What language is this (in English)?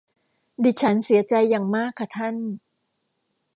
Thai